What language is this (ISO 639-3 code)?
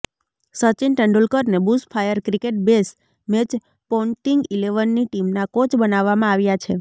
guj